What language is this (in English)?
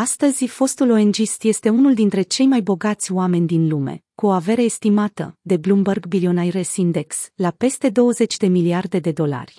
Romanian